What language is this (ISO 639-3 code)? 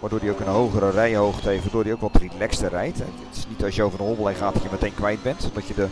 nld